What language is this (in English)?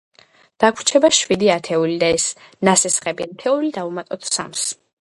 Georgian